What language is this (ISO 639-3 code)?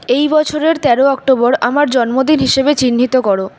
ben